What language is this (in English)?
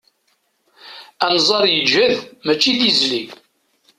Kabyle